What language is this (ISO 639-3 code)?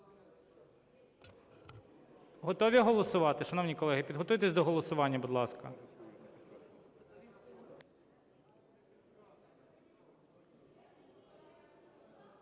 ukr